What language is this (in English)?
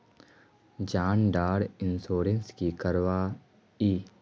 Magahi